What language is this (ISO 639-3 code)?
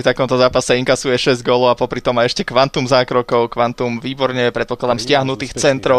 slk